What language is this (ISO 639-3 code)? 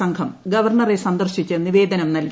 mal